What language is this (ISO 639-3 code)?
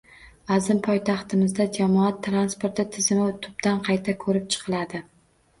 uzb